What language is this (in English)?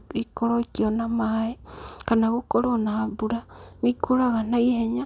Kikuyu